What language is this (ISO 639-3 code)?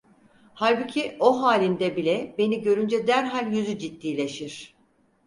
tur